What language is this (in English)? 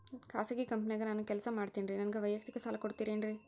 Kannada